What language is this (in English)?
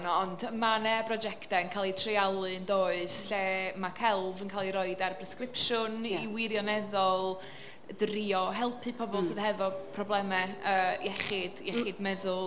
Welsh